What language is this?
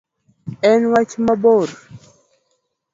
Luo (Kenya and Tanzania)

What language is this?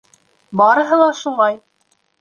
Bashkir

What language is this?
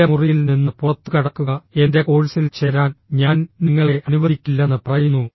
Malayalam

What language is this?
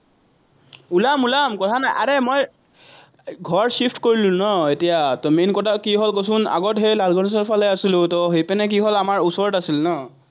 Assamese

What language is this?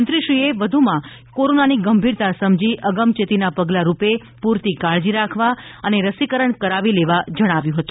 Gujarati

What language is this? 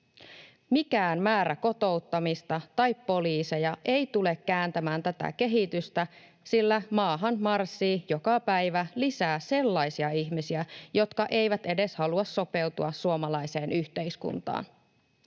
Finnish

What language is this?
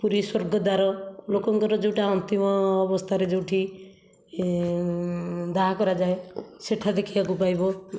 Odia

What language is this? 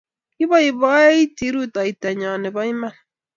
Kalenjin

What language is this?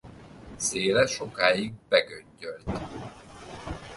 Hungarian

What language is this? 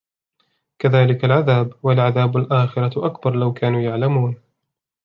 Arabic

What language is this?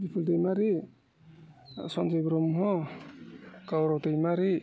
Bodo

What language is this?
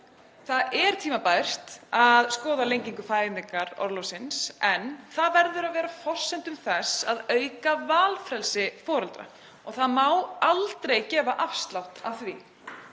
Icelandic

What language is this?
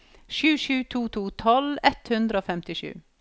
Norwegian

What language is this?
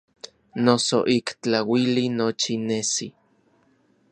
Orizaba Nahuatl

